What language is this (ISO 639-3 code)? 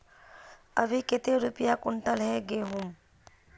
mag